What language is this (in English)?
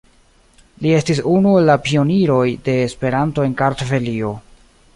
Esperanto